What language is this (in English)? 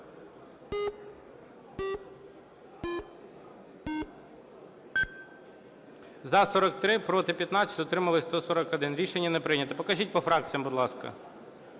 Ukrainian